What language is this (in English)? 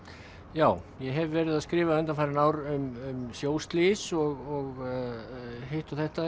Icelandic